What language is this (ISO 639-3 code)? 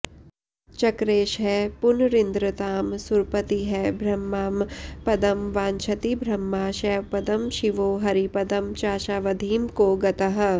san